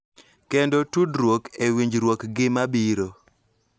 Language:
Luo (Kenya and Tanzania)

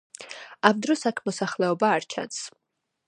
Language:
Georgian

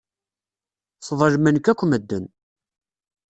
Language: Kabyle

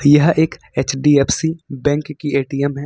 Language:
Hindi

